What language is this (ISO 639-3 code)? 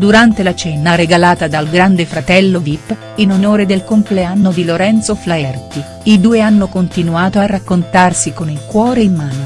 ita